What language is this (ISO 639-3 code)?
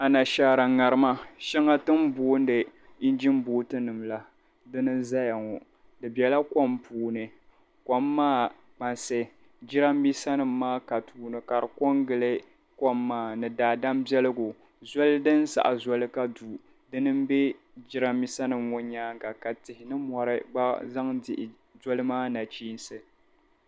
dag